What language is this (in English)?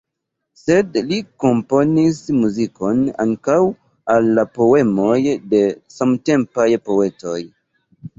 Esperanto